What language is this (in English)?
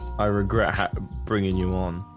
English